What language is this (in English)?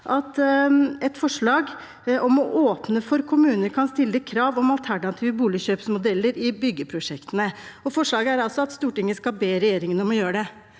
Norwegian